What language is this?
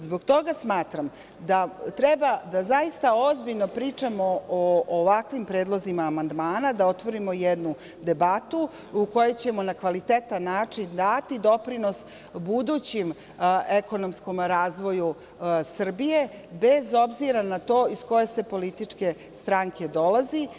Serbian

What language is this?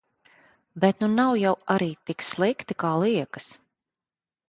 Latvian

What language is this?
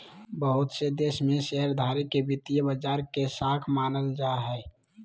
Magahi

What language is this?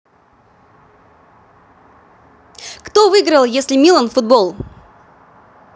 Russian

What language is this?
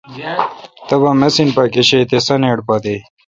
Kalkoti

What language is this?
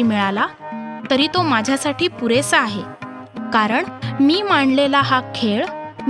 Marathi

